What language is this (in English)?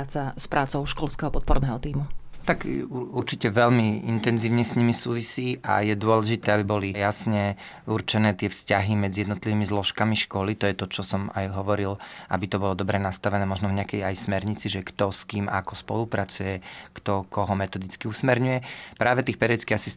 Slovak